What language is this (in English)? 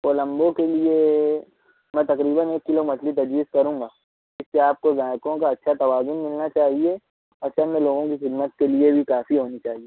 Urdu